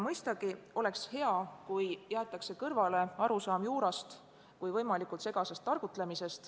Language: Estonian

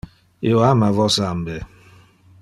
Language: Interlingua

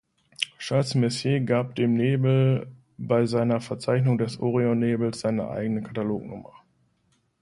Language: German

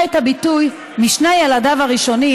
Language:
Hebrew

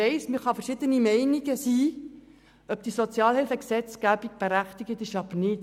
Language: Swiss German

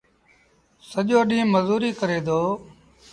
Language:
Sindhi Bhil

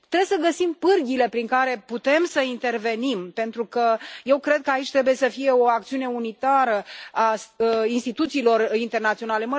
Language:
Romanian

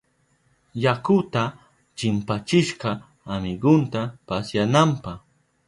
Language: Southern Pastaza Quechua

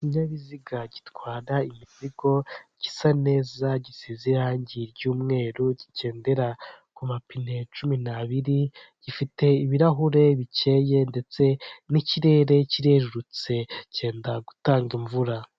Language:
Kinyarwanda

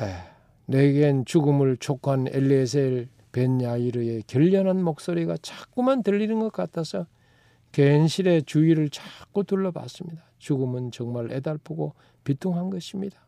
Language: Korean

